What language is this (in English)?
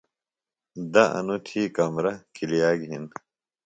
Phalura